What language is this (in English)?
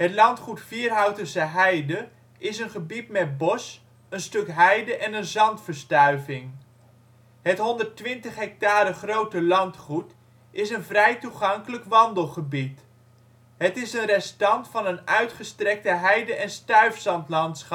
Dutch